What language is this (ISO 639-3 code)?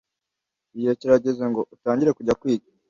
kin